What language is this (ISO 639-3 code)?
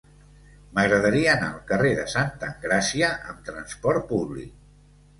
cat